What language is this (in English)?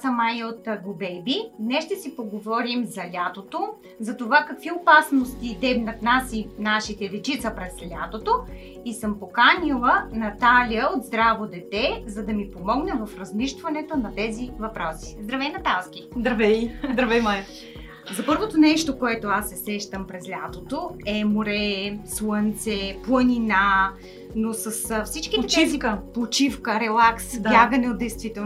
Bulgarian